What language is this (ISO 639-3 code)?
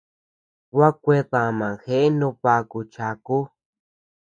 cux